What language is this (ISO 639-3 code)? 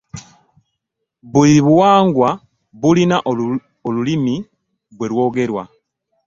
lug